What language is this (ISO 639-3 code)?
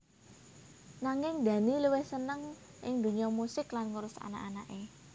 jav